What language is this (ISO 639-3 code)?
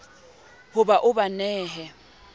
sot